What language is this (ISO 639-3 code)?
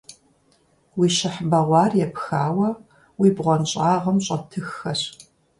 kbd